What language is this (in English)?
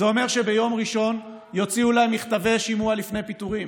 Hebrew